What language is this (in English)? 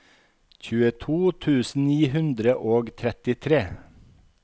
Norwegian